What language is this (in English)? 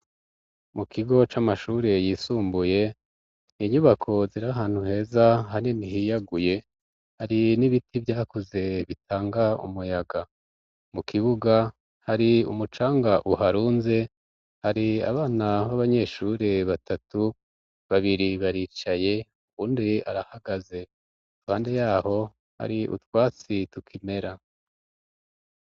Rundi